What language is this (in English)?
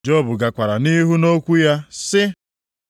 Igbo